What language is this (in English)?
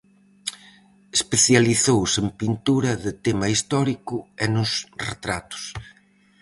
Galician